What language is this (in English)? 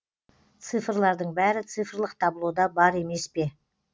Kazakh